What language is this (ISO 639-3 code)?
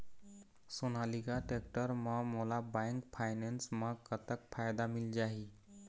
hne